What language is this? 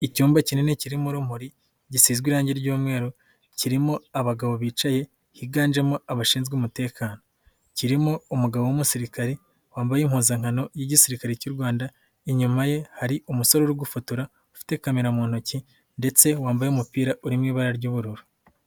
Kinyarwanda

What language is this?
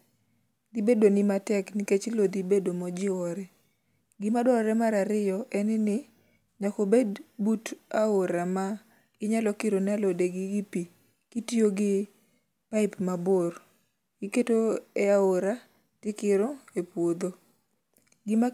Luo (Kenya and Tanzania)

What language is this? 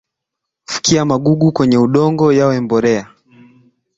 Swahili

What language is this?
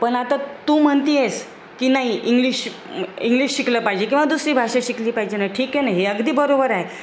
Marathi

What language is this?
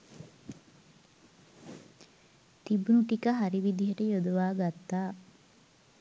Sinhala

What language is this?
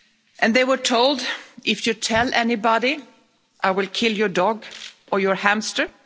English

